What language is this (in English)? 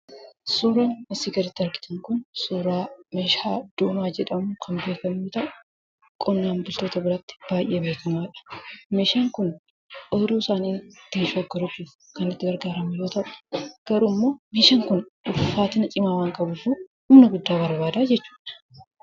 Oromo